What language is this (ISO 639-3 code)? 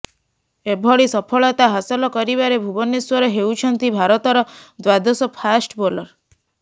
ori